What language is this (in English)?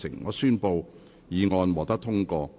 Cantonese